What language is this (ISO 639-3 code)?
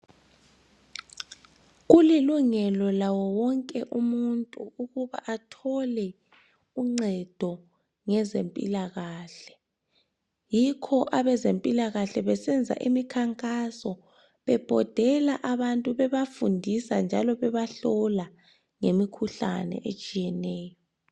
nde